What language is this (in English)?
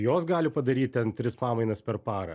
Lithuanian